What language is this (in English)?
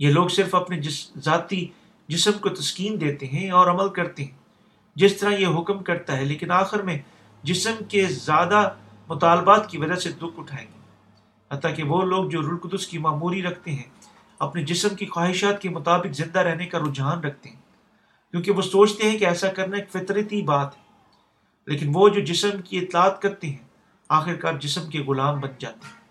Urdu